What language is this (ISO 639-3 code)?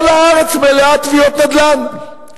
heb